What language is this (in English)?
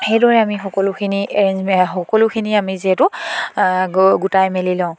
Assamese